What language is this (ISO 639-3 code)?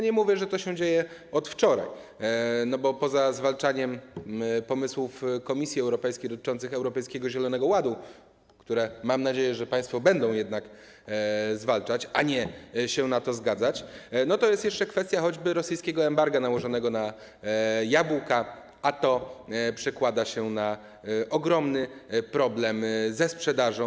pol